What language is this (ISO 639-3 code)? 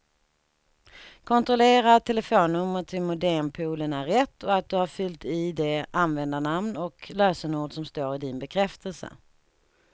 swe